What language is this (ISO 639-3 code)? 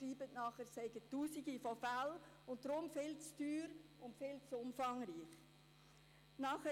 gsw